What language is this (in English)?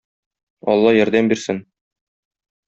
Tatar